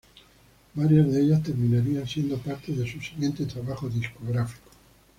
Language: Spanish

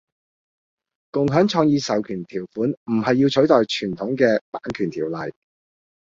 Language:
Cantonese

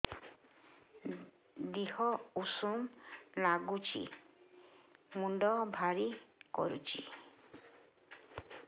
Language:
Odia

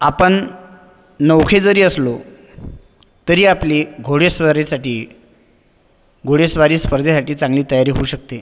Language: Marathi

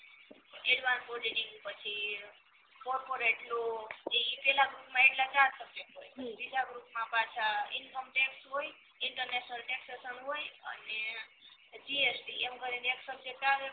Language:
Gujarati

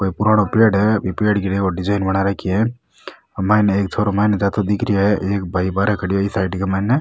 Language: Rajasthani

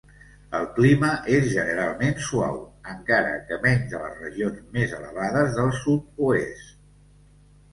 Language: Catalan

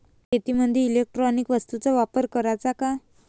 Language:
Marathi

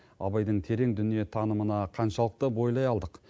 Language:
Kazakh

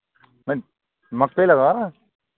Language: Hindi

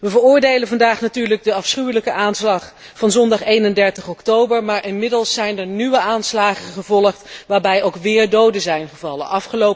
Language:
Dutch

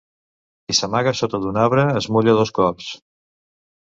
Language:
Catalan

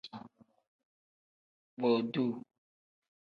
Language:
Tem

